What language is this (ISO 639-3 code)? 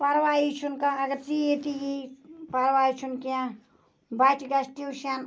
kas